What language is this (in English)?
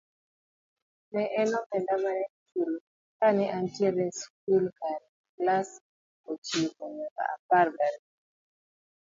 Luo (Kenya and Tanzania)